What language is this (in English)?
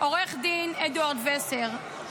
Hebrew